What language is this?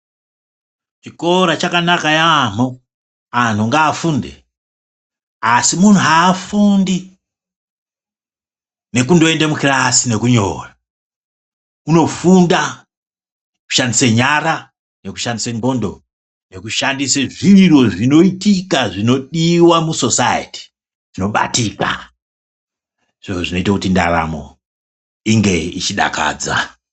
Ndau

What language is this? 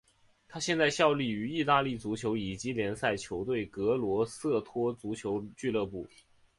Chinese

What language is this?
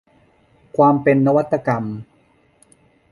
Thai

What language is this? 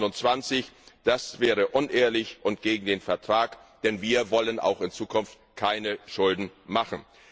German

